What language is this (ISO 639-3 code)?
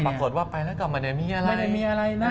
tha